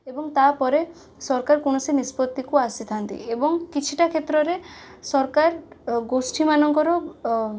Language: Odia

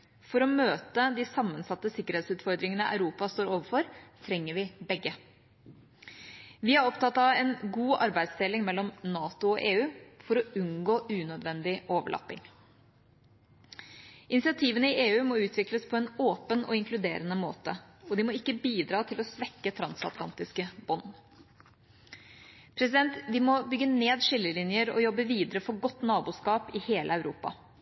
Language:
Norwegian Bokmål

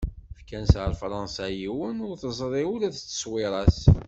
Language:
Kabyle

